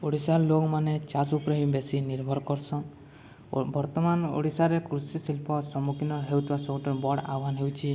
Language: Odia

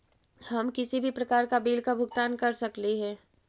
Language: Magahi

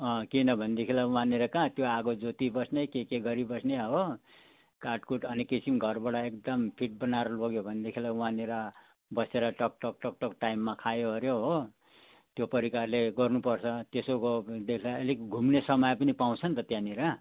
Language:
Nepali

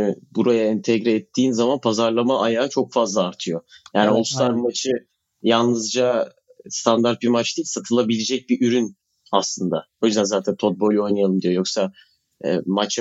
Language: Turkish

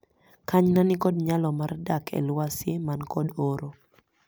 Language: Luo (Kenya and Tanzania)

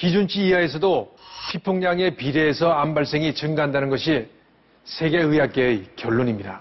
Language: Korean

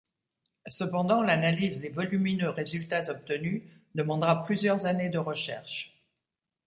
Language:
French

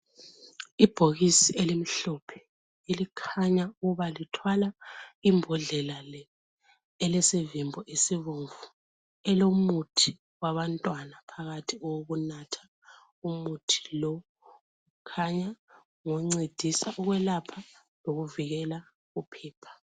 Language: North Ndebele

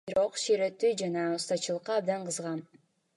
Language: Kyrgyz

